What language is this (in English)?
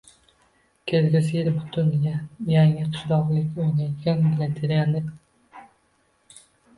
Uzbek